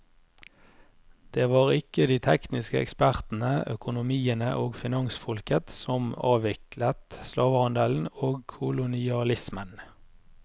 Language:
Norwegian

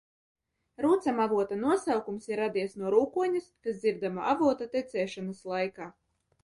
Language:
Latvian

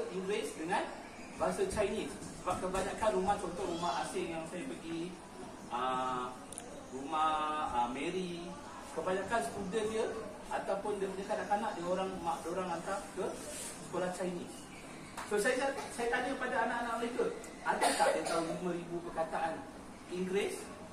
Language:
Malay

